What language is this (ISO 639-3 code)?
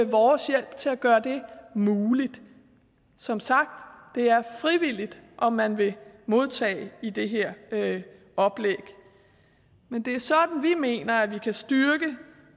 dan